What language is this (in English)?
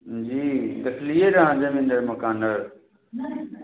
Maithili